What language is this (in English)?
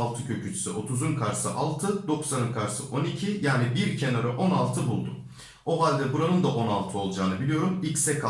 Turkish